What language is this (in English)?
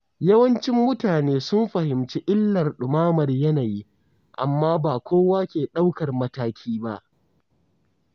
Hausa